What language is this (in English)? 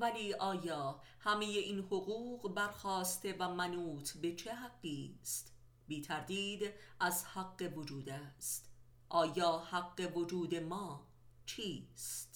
Persian